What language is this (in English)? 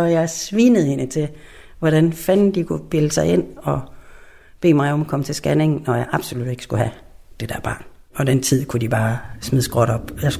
Danish